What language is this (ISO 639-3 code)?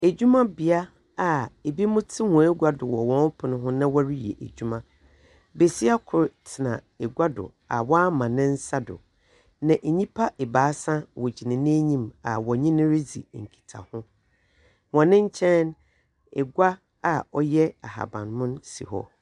aka